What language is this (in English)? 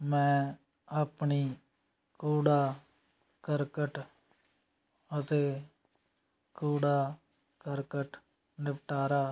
Punjabi